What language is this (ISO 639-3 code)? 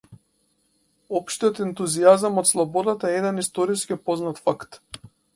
mkd